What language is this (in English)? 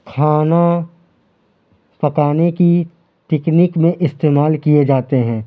Urdu